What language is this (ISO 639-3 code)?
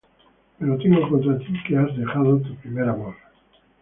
spa